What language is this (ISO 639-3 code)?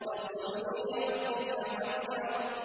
ara